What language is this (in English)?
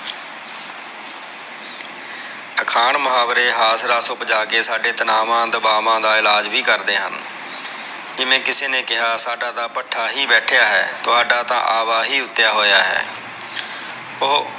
Punjabi